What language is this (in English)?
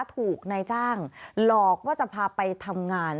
Thai